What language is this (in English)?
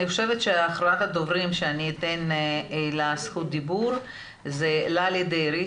Hebrew